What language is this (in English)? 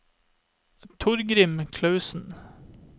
Norwegian